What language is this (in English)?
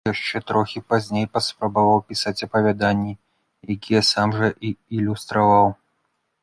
Belarusian